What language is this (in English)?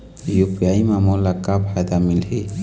Chhattisgarhi